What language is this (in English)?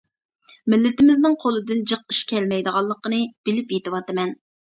Uyghur